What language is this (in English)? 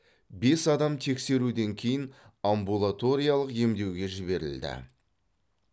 Kazakh